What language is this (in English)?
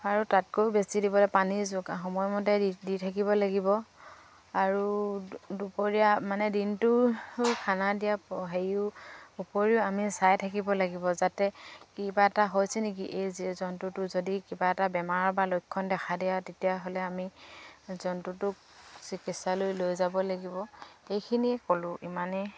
Assamese